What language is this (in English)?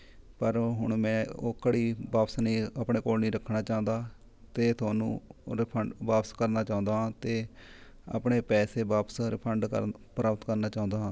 Punjabi